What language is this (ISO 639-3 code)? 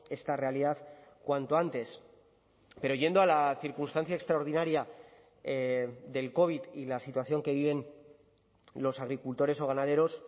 spa